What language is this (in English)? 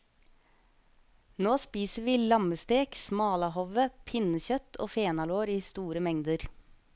Norwegian